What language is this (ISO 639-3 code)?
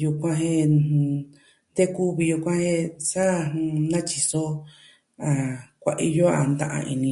meh